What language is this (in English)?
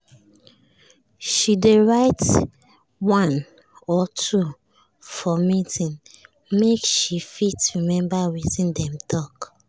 Nigerian Pidgin